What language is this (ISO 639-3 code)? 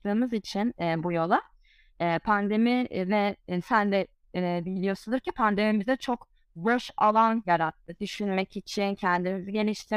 tur